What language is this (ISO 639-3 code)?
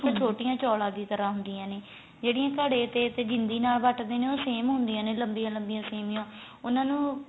pan